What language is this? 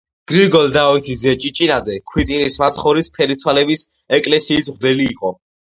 Georgian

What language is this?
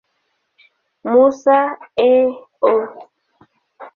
Swahili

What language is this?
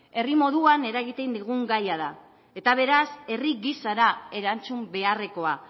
Basque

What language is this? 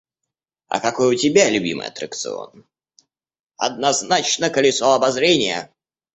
Russian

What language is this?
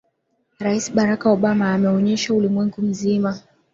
Swahili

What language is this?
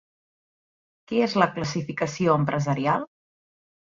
Catalan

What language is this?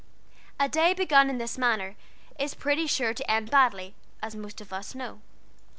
English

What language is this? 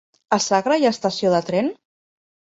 Catalan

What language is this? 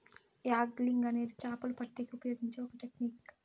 Telugu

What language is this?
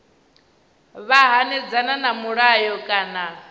Venda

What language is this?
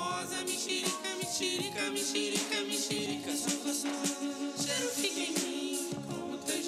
Portuguese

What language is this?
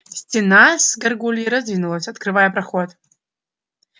Russian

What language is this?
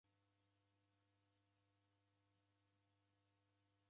Taita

